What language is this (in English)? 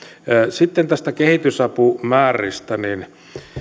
Finnish